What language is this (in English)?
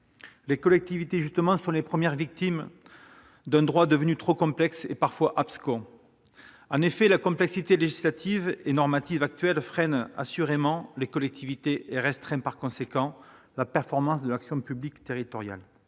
French